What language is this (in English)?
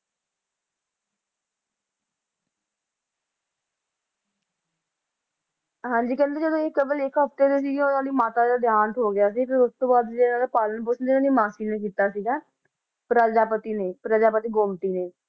Punjabi